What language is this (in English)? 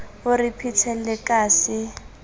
Southern Sotho